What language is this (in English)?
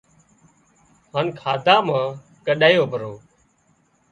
Wadiyara Koli